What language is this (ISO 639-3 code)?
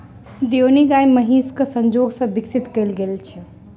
mai